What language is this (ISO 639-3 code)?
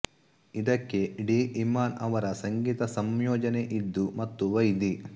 kan